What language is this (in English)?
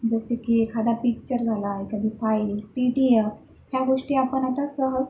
Marathi